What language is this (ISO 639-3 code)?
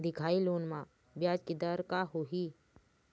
hne